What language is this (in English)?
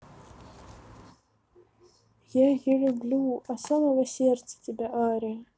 Russian